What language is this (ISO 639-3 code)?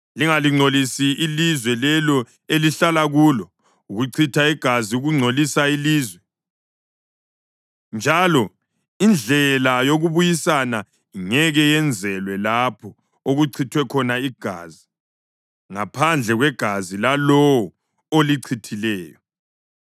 nde